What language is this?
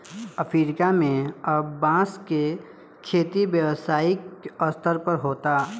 Bhojpuri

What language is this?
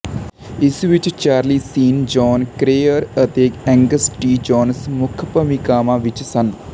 Punjabi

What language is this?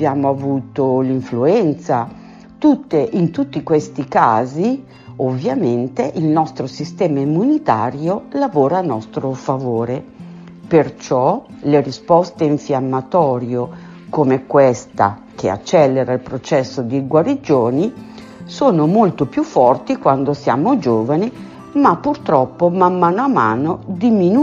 Italian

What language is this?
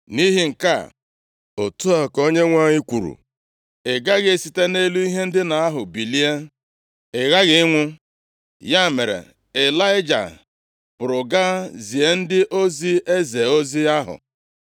Igbo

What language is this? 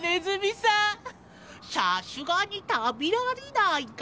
Japanese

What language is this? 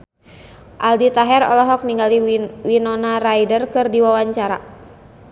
Sundanese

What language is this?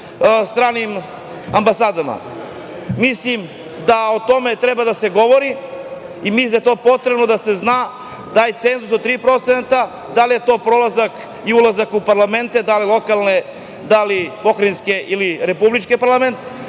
Serbian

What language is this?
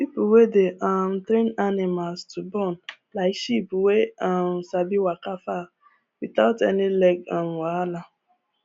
Nigerian Pidgin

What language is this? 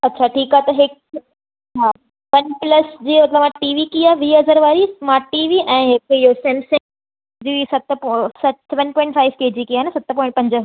Sindhi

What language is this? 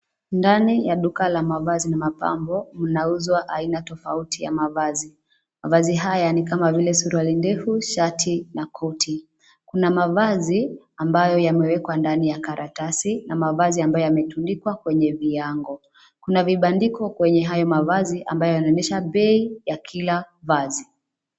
Swahili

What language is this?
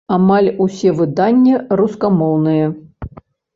Belarusian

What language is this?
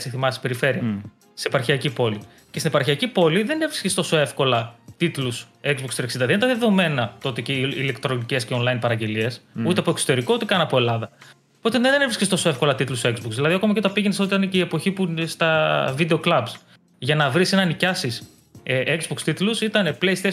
Greek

